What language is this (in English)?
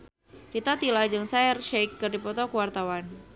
Sundanese